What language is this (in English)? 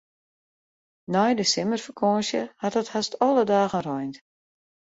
Western Frisian